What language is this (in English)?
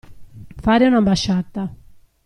Italian